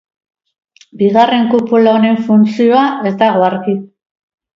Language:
Basque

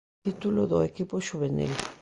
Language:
Galician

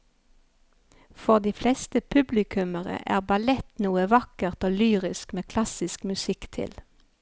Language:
Norwegian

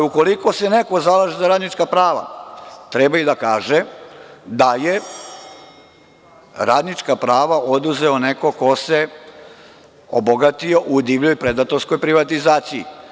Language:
Serbian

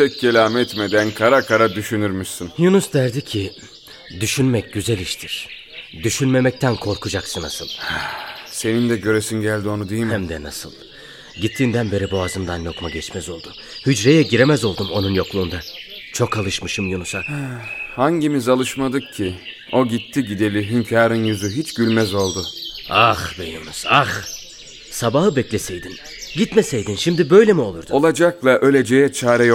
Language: Turkish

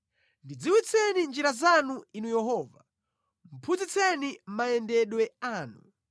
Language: Nyanja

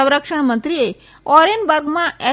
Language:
Gujarati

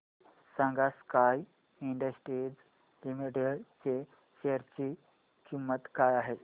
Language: Marathi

